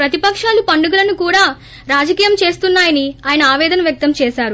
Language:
Telugu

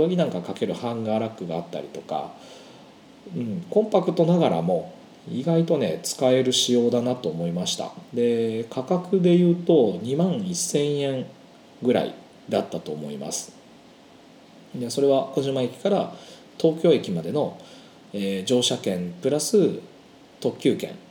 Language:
Japanese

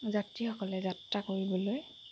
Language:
Assamese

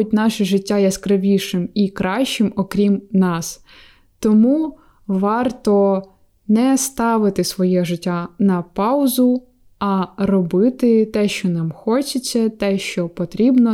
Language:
Ukrainian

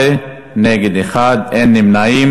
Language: Hebrew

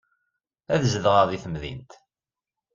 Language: Kabyle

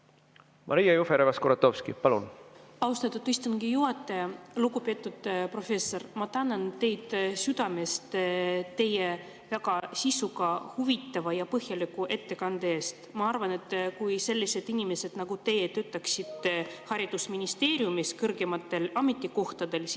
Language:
Estonian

